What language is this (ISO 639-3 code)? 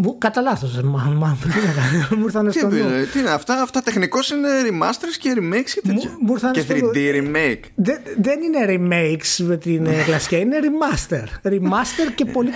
ell